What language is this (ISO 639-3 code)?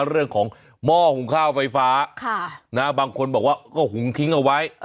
tha